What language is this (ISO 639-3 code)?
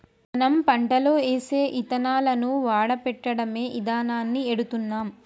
tel